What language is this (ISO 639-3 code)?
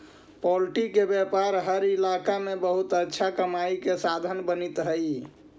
mag